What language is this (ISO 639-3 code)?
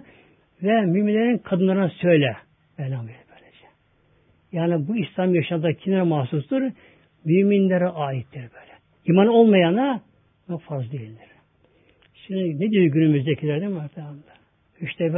tur